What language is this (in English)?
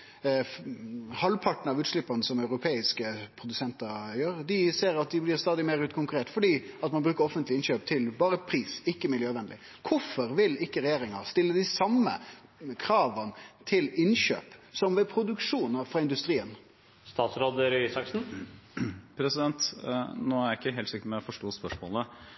Norwegian